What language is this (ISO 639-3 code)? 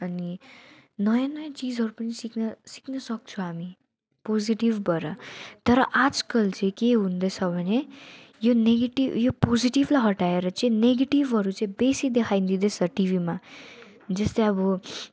nep